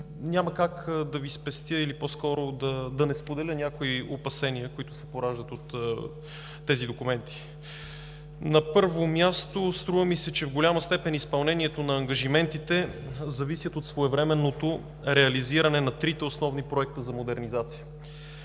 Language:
Bulgarian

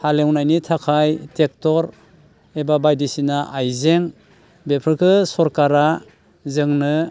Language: Bodo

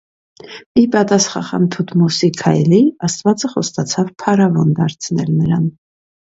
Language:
Armenian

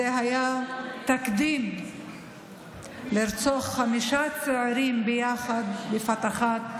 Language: Hebrew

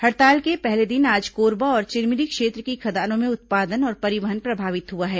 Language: Hindi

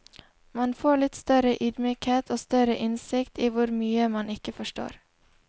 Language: Norwegian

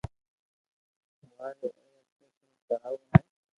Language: Loarki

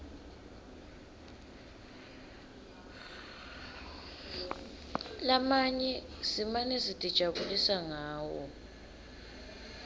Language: Swati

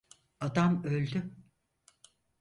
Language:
Turkish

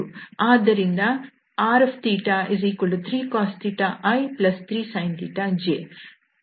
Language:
Kannada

